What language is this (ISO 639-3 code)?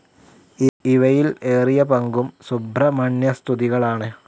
mal